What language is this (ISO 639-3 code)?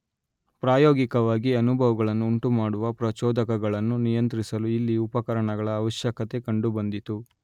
kan